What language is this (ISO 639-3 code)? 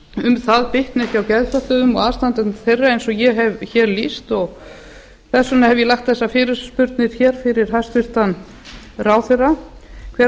isl